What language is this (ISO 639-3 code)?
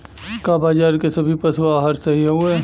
bho